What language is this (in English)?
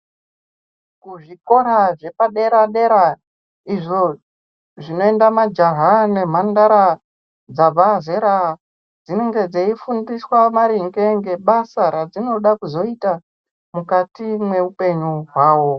Ndau